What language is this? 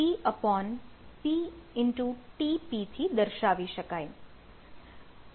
Gujarati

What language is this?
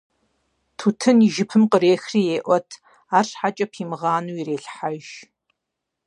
Kabardian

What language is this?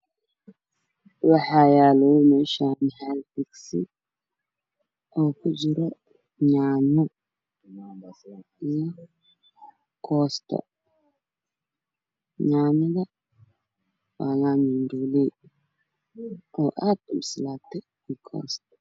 Somali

